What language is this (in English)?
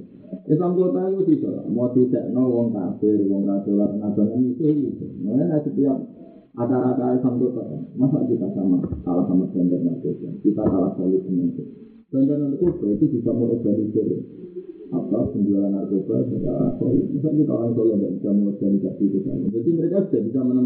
Indonesian